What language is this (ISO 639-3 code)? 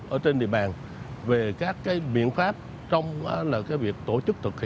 vie